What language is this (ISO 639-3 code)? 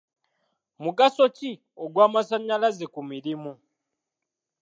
lug